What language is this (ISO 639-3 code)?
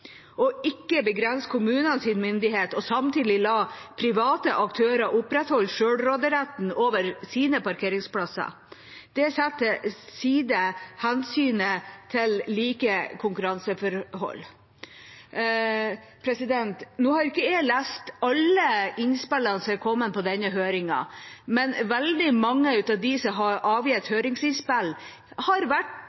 nob